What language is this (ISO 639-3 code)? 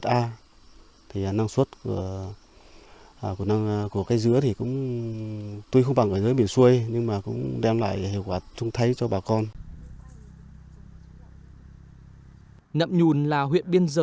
vie